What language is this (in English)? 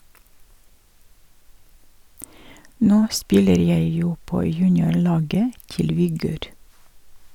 Norwegian